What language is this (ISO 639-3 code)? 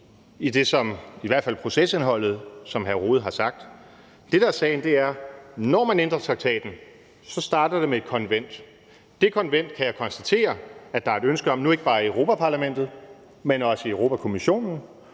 dan